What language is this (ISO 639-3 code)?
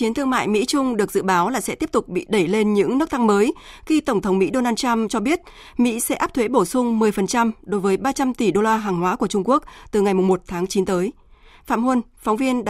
vie